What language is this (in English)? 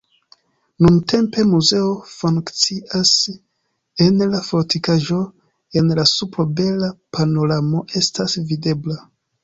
Esperanto